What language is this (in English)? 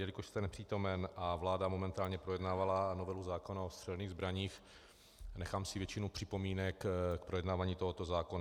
Czech